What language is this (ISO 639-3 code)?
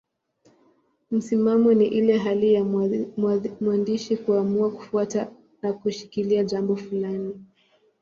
swa